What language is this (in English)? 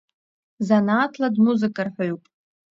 Abkhazian